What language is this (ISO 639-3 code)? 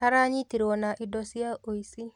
kik